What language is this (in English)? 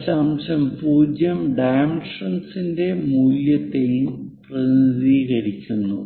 Malayalam